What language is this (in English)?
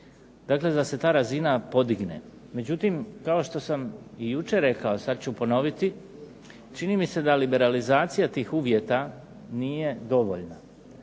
Croatian